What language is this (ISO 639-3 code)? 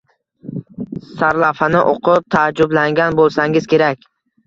uzb